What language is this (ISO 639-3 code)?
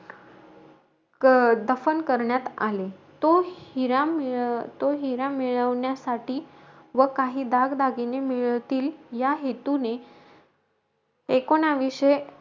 mar